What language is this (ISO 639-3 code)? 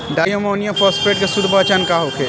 bho